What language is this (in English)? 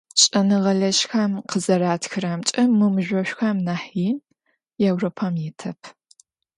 Adyghe